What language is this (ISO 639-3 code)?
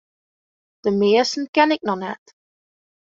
fry